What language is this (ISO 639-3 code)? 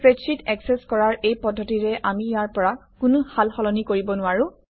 asm